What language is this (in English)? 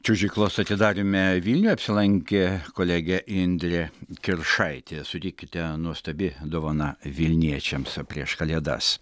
Lithuanian